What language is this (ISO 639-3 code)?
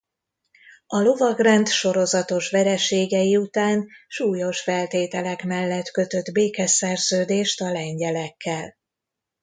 hun